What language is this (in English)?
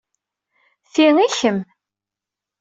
Kabyle